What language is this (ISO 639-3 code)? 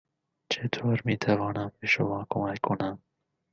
fas